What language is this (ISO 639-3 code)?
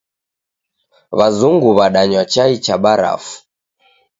dav